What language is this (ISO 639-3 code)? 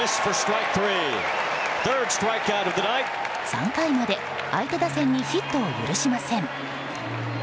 jpn